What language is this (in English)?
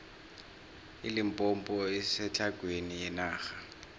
South Ndebele